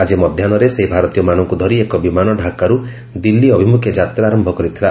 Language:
Odia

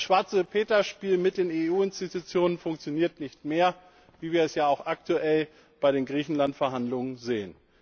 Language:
German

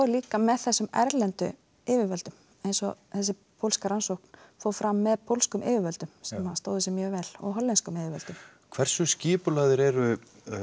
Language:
Icelandic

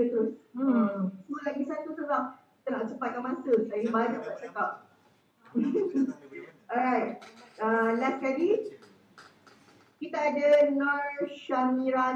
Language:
Malay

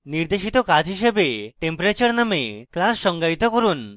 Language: Bangla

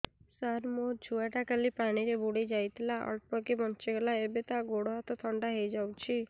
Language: Odia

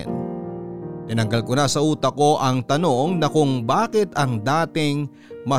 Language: Filipino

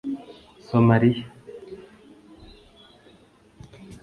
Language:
Kinyarwanda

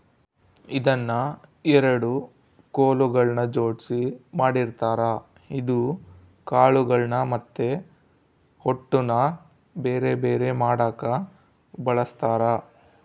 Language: Kannada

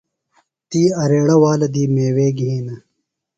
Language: Phalura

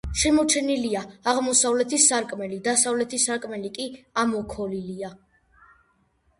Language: Georgian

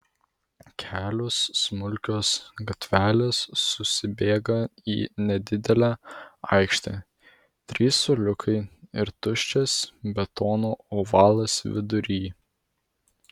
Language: Lithuanian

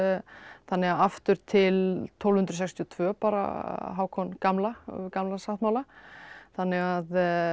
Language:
Icelandic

